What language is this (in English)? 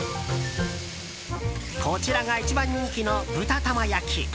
Japanese